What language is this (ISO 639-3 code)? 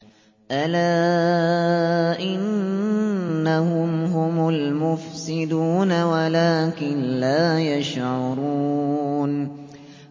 ara